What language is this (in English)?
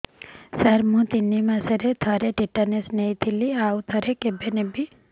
Odia